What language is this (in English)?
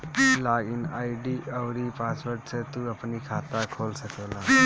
Bhojpuri